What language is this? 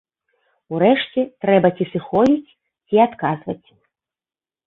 Belarusian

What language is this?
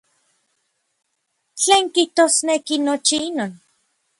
Orizaba Nahuatl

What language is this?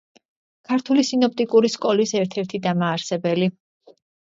Georgian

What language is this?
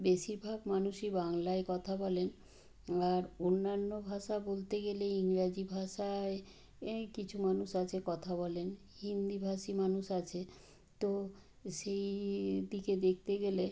Bangla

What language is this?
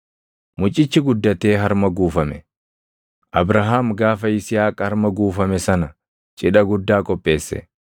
Oromo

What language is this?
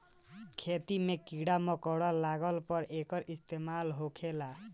Bhojpuri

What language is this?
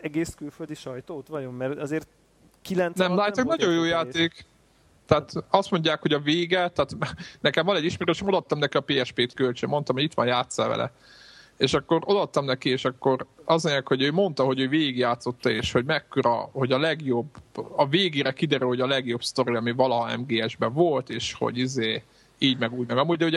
Hungarian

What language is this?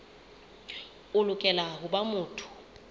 Southern Sotho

